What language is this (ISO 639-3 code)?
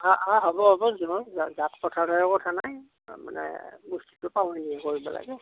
asm